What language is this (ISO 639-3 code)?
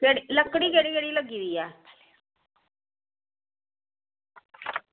doi